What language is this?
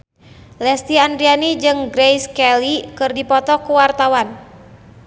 Sundanese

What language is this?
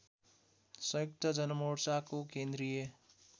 Nepali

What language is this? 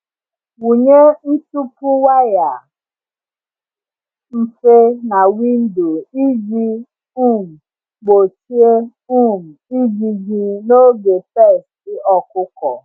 Igbo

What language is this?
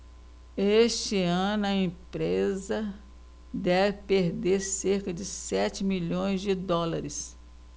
Portuguese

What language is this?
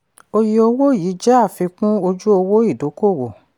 Yoruba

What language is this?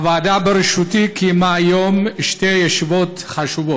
Hebrew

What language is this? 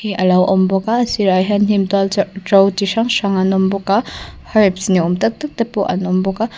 Mizo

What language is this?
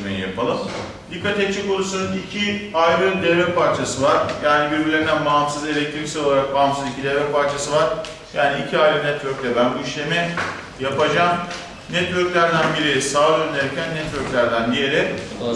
Turkish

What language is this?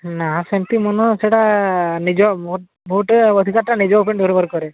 Odia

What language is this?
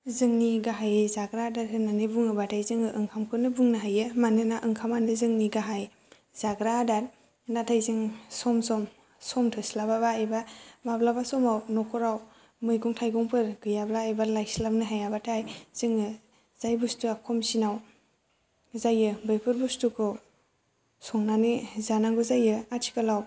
Bodo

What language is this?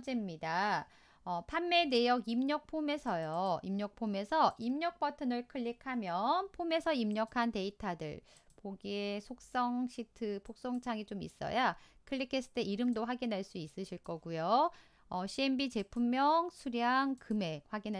Korean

